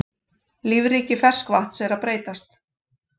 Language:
Icelandic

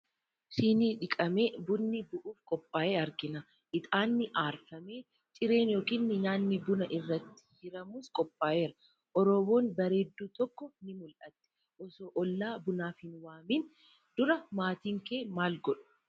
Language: Oromo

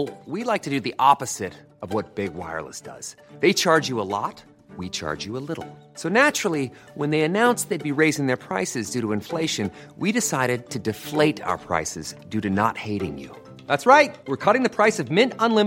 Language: Filipino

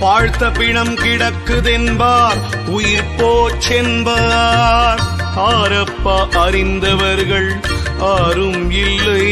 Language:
Tamil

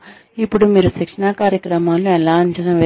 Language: Telugu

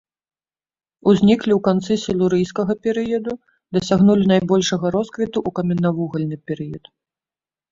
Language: Belarusian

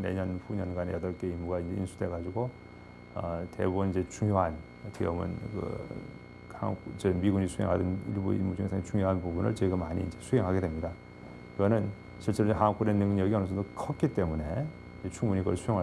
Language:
Korean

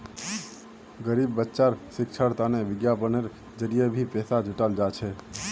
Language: Magahi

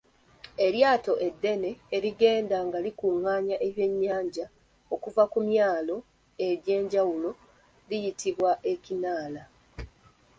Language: Ganda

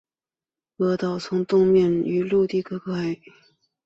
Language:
Chinese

